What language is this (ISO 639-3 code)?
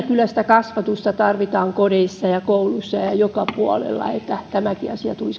fin